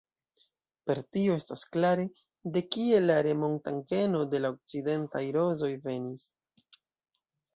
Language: Esperanto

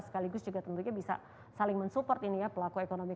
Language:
Indonesian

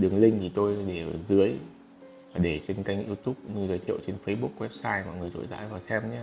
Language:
Vietnamese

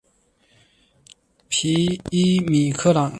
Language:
Chinese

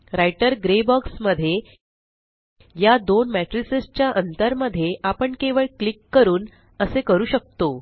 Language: Marathi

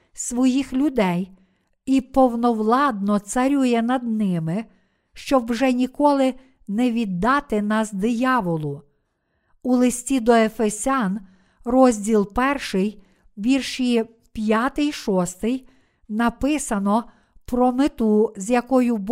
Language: Ukrainian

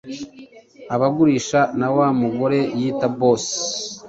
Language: Kinyarwanda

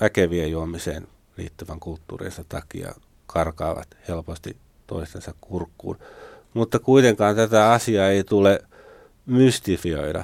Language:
Finnish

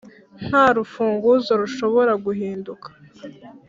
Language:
Kinyarwanda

